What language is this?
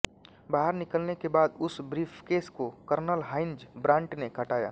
Hindi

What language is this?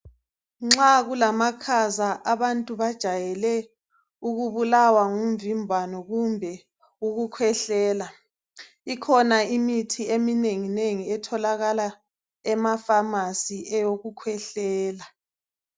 North Ndebele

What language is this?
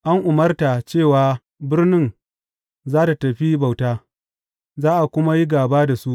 Hausa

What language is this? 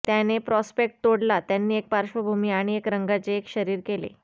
Marathi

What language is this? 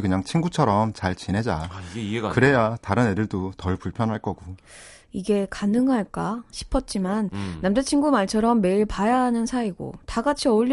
Korean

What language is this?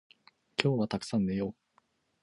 Japanese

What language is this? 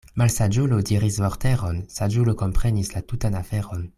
Esperanto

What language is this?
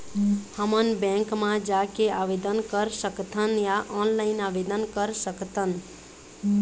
Chhattisgarhi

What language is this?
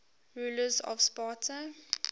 English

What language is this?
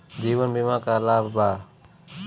Bhojpuri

